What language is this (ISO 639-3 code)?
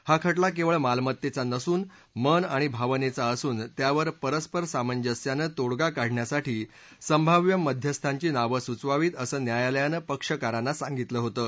mar